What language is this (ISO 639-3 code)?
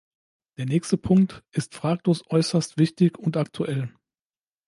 deu